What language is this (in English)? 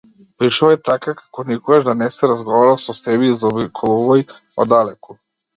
Macedonian